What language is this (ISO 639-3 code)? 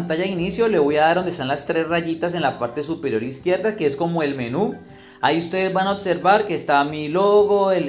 spa